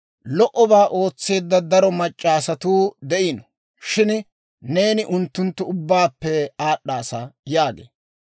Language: Dawro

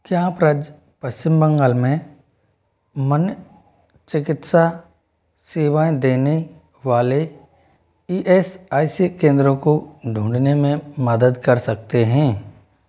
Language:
Hindi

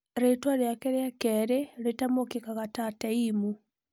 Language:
Kikuyu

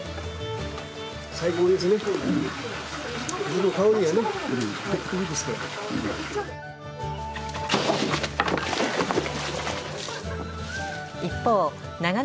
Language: Japanese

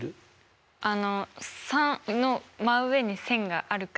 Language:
Japanese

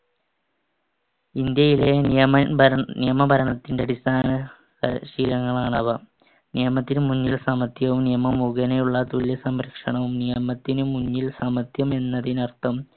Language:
Malayalam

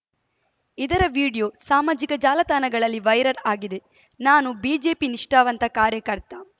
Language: Kannada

